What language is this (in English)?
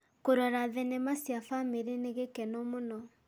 Kikuyu